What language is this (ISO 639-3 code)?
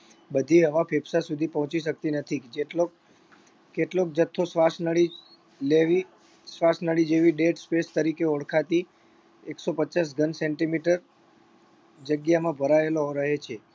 guj